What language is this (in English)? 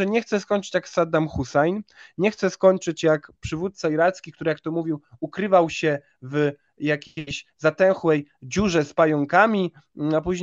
Polish